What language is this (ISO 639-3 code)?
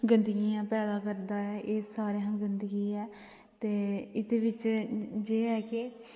doi